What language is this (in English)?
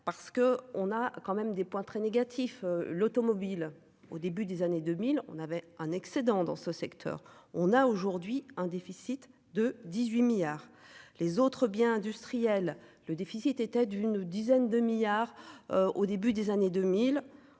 French